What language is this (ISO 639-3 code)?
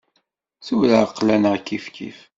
kab